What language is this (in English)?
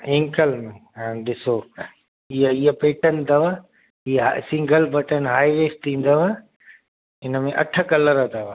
Sindhi